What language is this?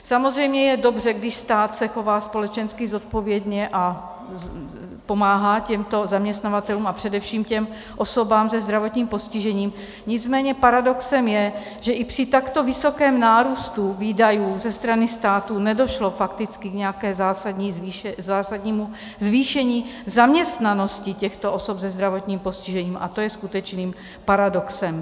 Czech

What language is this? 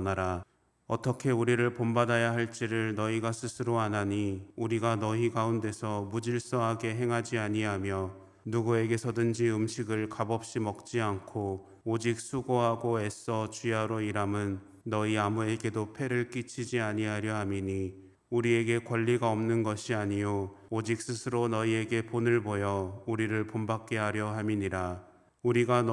Korean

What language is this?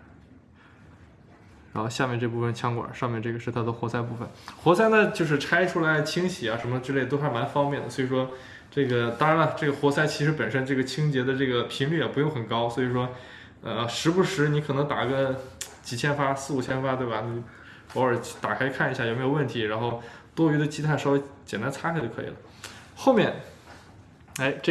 Chinese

